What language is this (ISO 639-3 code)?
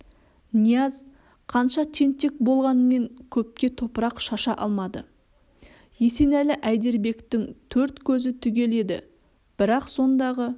kaz